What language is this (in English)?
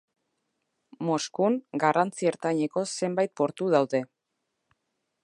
Basque